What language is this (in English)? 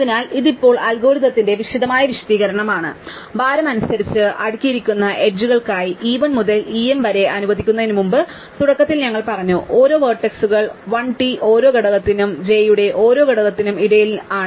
Malayalam